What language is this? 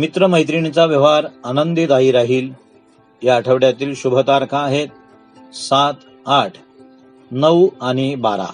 Marathi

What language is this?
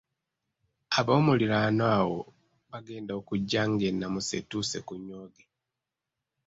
Ganda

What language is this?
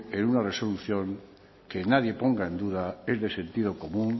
Spanish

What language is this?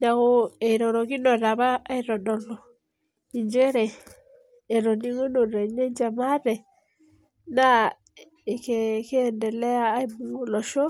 Masai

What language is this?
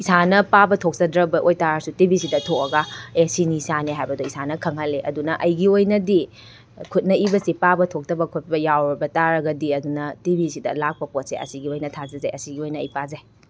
Manipuri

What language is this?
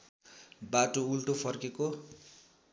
Nepali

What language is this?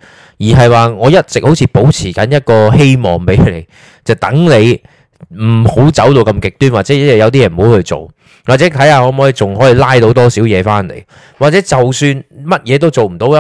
Chinese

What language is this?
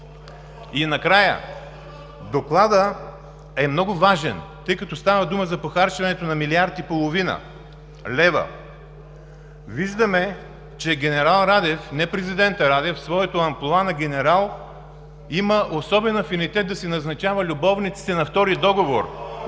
Bulgarian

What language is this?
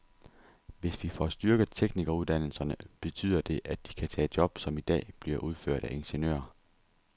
Danish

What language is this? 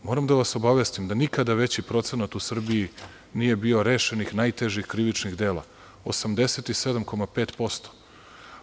Serbian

